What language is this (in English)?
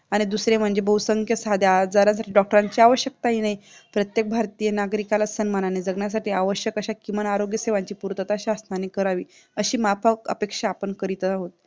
Marathi